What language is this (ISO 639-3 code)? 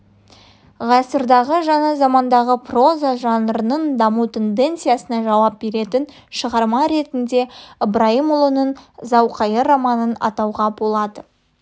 kaz